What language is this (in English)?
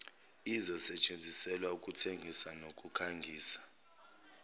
Zulu